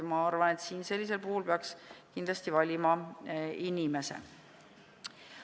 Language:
Estonian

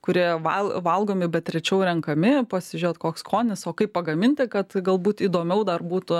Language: Lithuanian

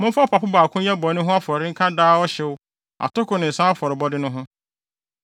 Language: Akan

